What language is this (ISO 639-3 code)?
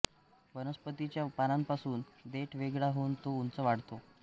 mar